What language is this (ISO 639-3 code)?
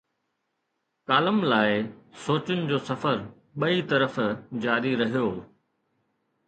snd